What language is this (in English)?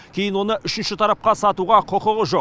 Kazakh